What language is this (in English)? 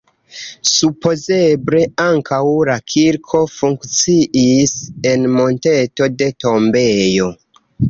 Esperanto